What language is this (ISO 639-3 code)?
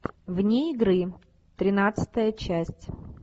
rus